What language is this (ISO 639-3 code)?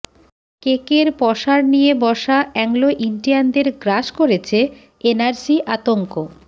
ben